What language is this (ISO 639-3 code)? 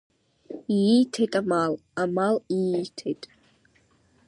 abk